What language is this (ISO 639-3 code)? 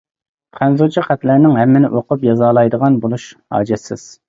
uig